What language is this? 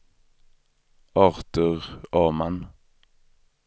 Swedish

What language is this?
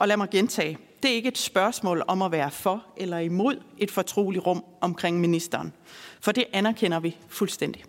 Danish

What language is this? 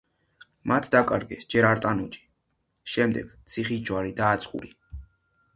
Georgian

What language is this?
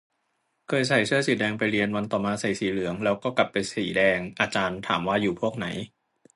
Thai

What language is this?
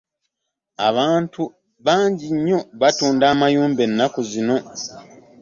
Ganda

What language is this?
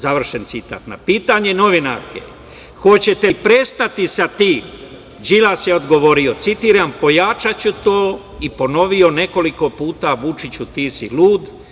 Serbian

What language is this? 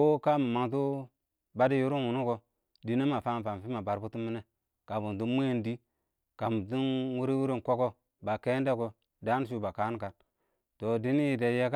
Awak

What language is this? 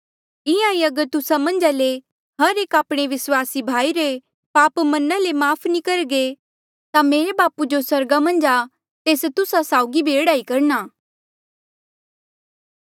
Mandeali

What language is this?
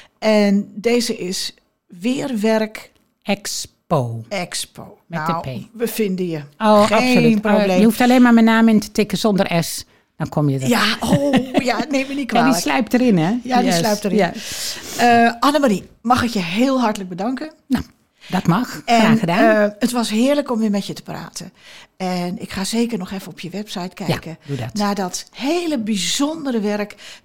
Dutch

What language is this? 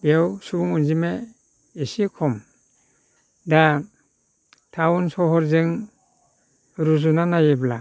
Bodo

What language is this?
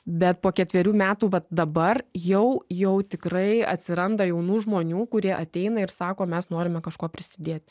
Lithuanian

